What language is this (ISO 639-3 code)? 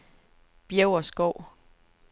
dan